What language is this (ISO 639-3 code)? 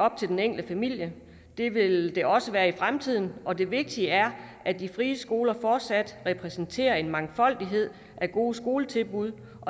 dan